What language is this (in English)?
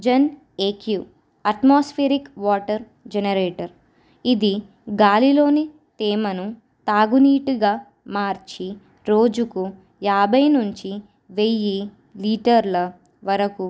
Telugu